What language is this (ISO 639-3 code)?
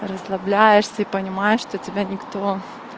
rus